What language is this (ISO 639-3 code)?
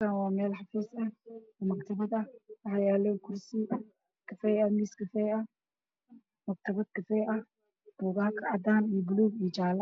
som